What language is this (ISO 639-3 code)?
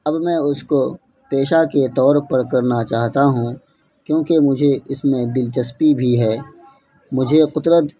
urd